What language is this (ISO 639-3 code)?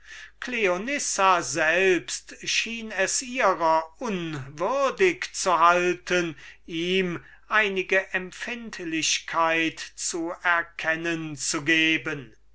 deu